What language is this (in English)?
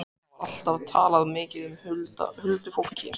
Icelandic